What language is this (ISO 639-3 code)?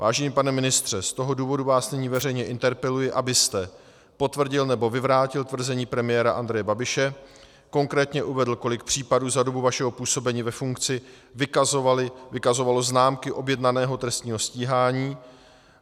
ces